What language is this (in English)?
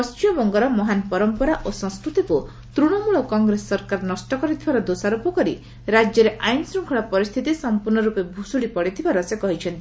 Odia